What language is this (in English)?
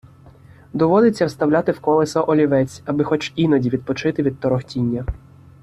Ukrainian